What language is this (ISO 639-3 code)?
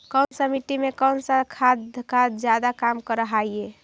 mag